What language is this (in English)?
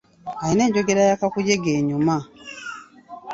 Ganda